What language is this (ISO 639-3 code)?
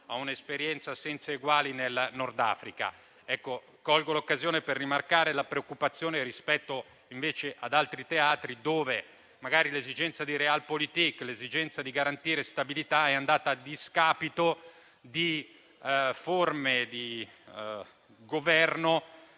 ita